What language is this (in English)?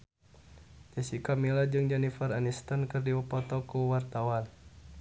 Sundanese